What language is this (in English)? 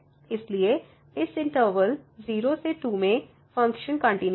Hindi